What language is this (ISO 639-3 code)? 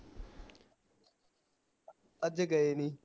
pan